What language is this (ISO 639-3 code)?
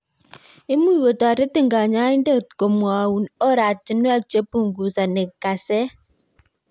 kln